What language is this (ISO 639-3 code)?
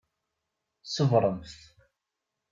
kab